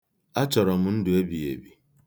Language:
Igbo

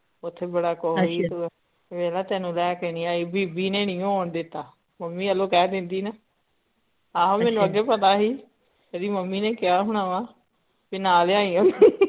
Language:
Punjabi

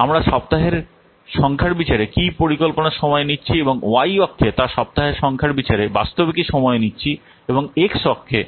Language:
Bangla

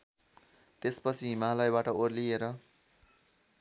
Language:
Nepali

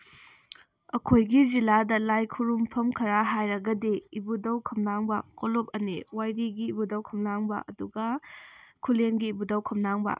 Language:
Manipuri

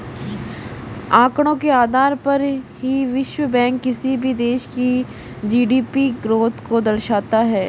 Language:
Hindi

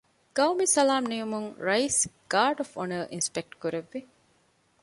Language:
Divehi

